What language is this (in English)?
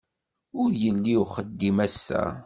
Kabyle